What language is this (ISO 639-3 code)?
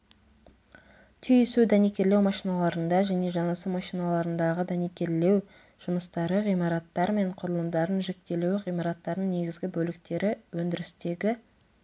kaz